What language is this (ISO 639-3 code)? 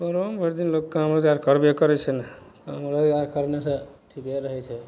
mai